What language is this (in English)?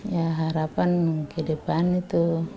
Indonesian